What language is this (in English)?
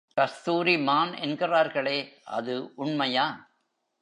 Tamil